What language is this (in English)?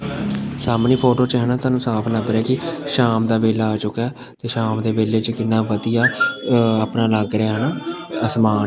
Punjabi